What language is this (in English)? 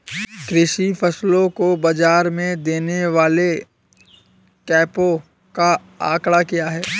Hindi